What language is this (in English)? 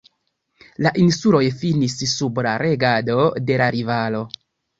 Esperanto